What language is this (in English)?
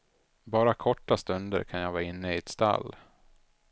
Swedish